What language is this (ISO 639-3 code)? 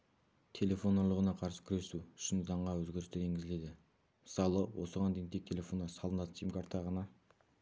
kaz